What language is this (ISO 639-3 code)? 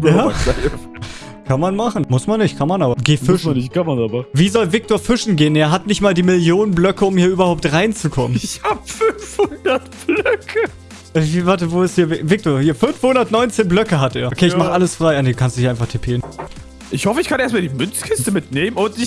deu